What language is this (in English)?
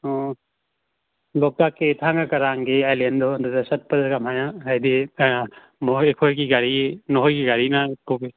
Manipuri